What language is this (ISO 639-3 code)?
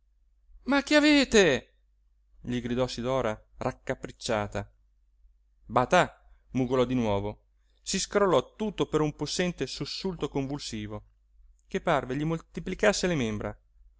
ita